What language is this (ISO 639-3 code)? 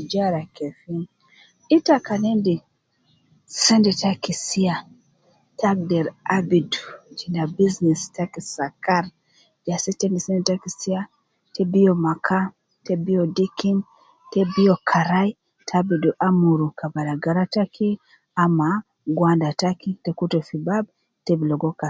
kcn